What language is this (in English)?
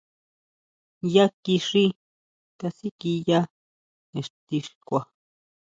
Huautla Mazatec